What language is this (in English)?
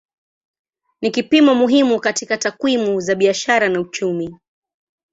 Swahili